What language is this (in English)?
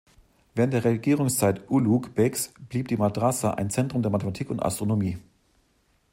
German